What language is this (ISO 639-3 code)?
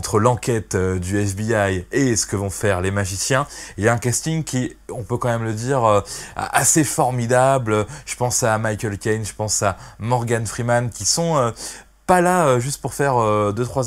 fra